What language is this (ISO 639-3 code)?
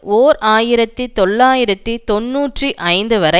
tam